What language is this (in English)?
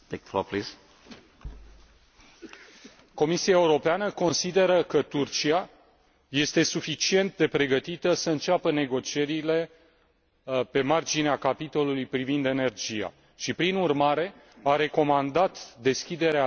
Romanian